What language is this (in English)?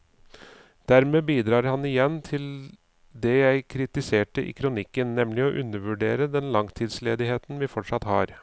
Norwegian